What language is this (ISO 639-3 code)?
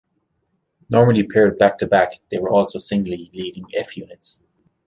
eng